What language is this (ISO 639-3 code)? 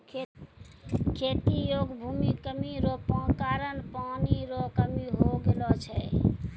mai